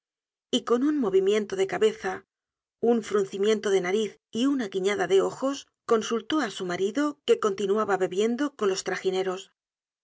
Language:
Spanish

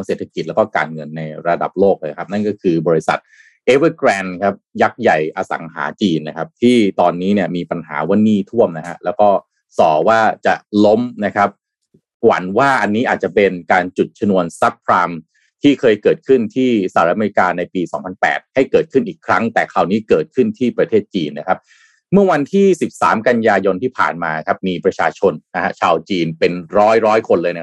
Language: Thai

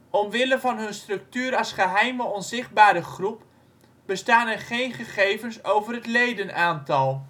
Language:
Dutch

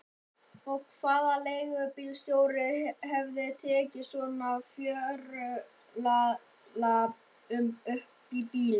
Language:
Icelandic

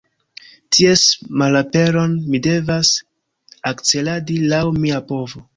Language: Esperanto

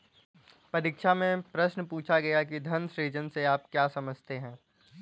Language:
Hindi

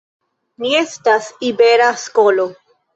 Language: Esperanto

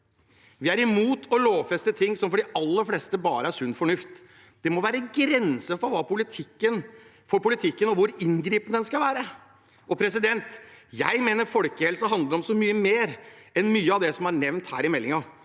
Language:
Norwegian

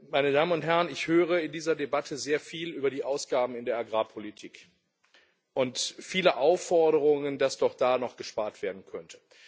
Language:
German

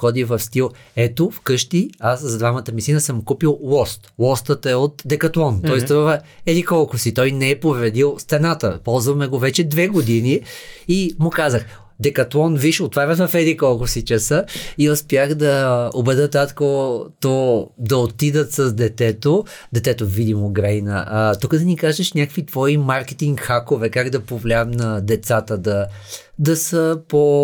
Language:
Bulgarian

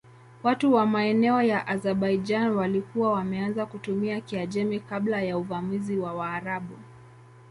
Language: Swahili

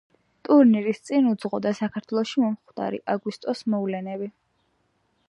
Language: Georgian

